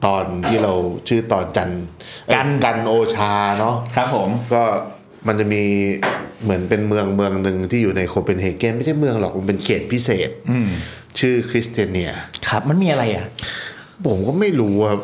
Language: Thai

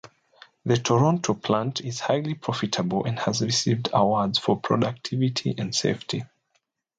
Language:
English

